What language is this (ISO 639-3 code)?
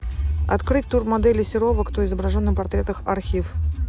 rus